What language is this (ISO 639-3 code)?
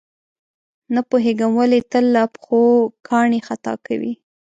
pus